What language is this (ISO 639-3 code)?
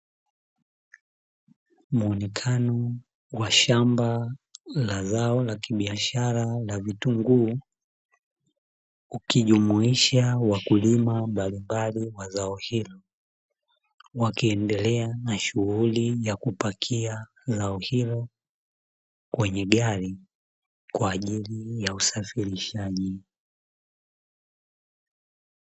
swa